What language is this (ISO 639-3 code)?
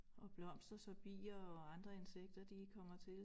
dan